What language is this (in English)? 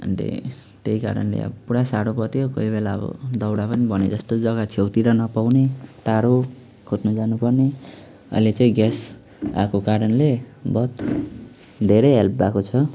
Nepali